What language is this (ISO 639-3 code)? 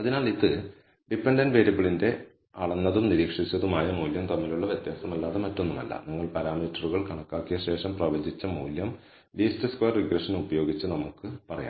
mal